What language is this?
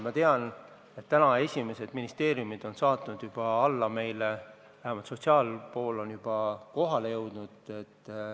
Estonian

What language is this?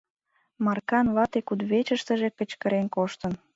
Mari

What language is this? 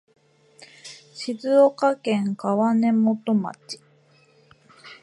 Japanese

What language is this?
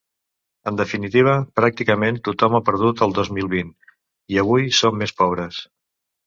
Catalan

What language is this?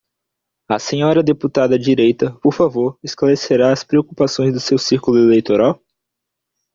Portuguese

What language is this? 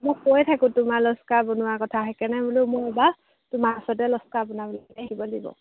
Assamese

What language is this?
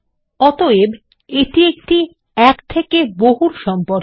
Bangla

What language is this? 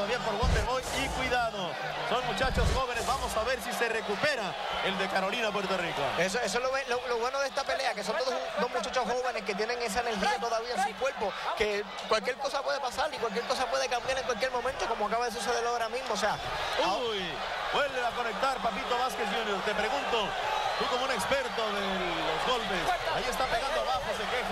Spanish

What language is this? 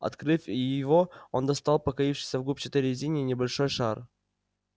Russian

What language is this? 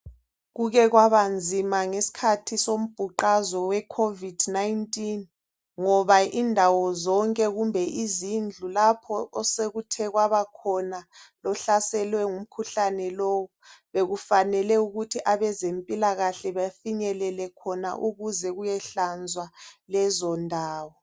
North Ndebele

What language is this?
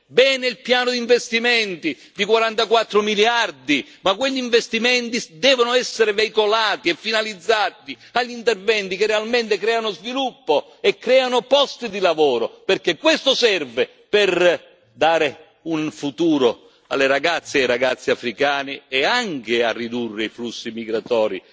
Italian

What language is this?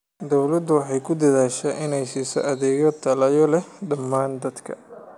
Somali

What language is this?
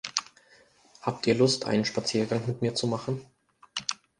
German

